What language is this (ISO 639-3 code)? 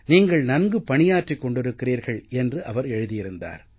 tam